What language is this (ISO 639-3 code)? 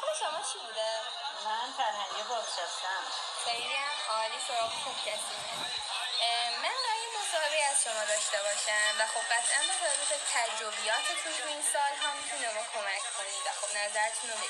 fas